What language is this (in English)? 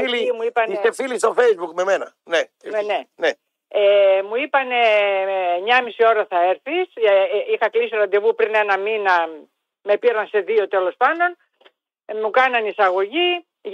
Greek